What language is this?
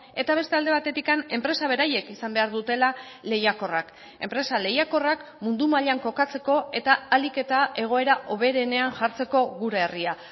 Basque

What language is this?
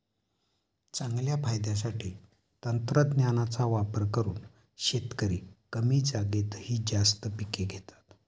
Marathi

